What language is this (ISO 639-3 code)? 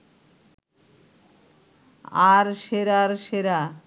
ben